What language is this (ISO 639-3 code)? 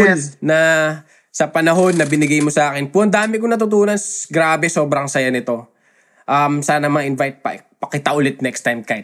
fil